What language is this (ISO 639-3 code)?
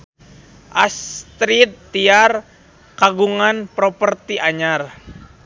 sun